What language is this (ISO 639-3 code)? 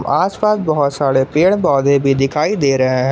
hin